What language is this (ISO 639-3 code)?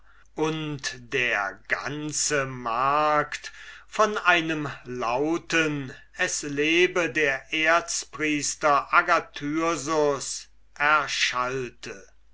deu